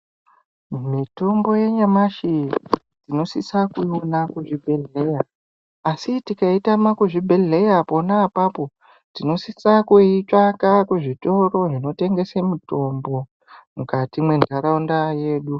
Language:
Ndau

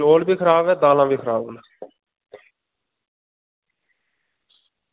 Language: Dogri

